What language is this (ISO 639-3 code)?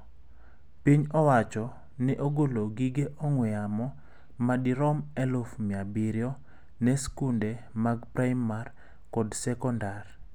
luo